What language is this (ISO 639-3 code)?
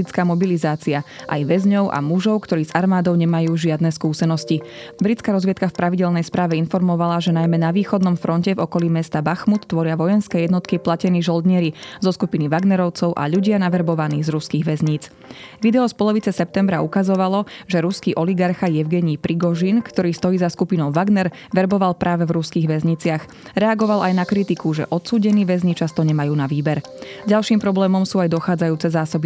slk